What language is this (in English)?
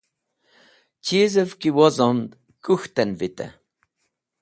Wakhi